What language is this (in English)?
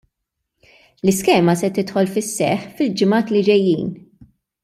Maltese